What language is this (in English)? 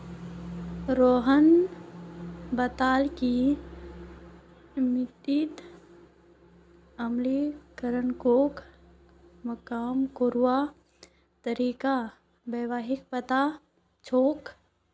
Magahi